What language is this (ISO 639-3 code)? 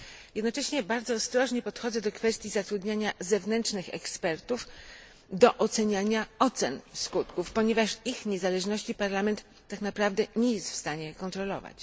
pol